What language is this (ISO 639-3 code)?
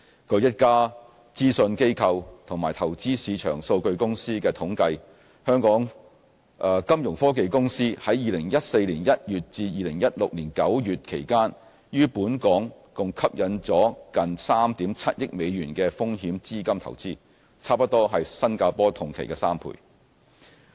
yue